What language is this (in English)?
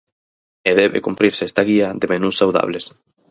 Galician